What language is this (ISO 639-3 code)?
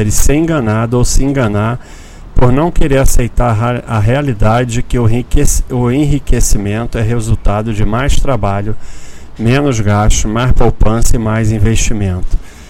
por